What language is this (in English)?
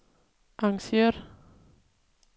Danish